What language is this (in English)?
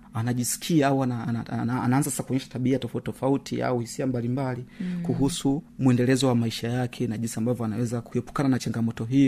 Swahili